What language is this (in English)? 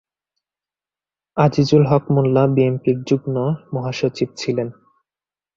Bangla